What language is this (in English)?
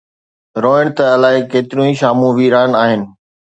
Sindhi